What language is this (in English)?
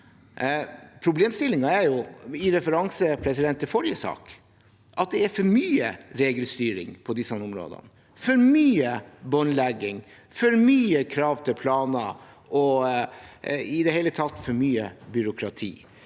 Norwegian